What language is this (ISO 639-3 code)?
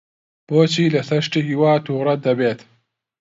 ckb